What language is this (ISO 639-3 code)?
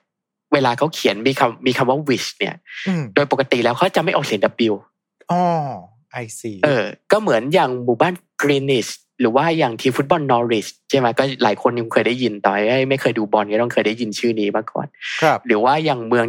tha